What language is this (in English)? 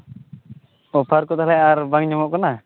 Santali